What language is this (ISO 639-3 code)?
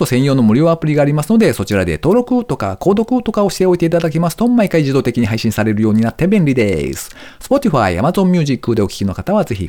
jpn